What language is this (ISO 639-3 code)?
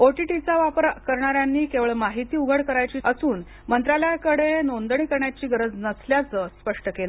mar